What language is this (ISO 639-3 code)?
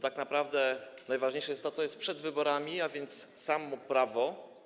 pol